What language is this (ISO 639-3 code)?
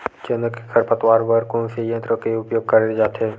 hne